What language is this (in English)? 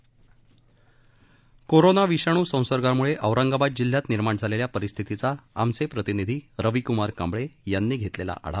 Marathi